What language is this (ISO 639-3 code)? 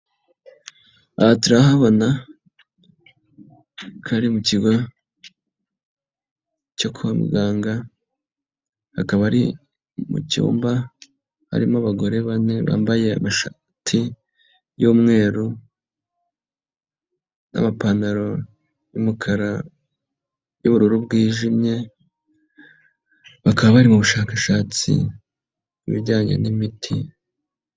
kin